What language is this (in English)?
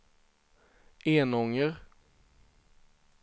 Swedish